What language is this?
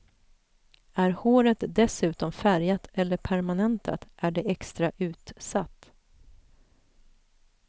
Swedish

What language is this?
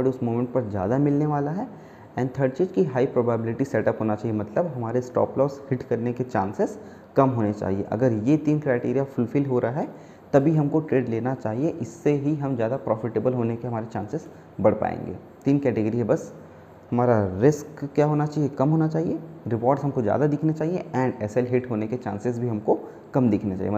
Hindi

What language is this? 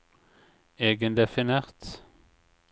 Norwegian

